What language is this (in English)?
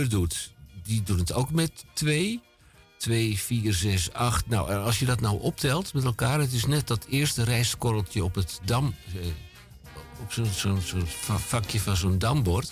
Dutch